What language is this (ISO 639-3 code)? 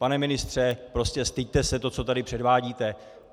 ces